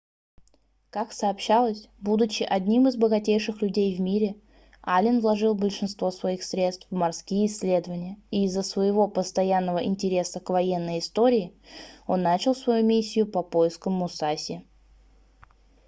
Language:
Russian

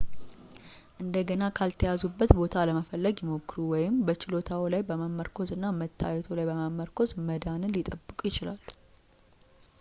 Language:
Amharic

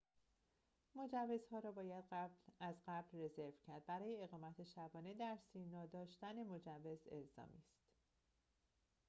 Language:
Persian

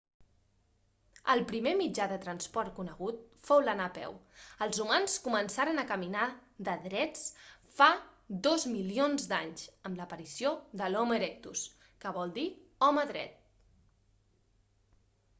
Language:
Catalan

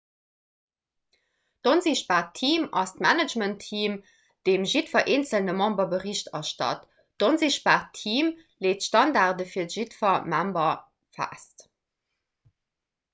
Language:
Luxembourgish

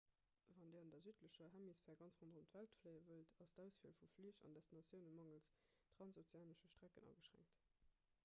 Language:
Luxembourgish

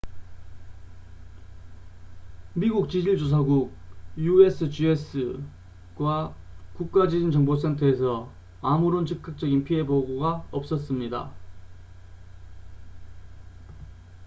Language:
Korean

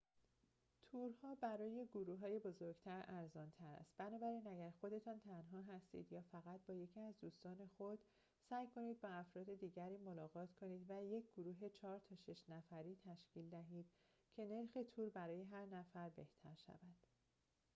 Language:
Persian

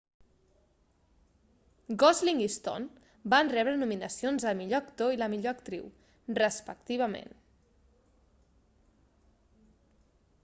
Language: Catalan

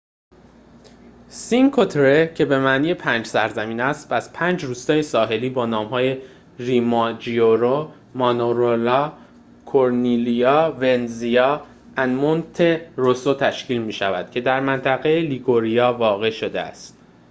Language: Persian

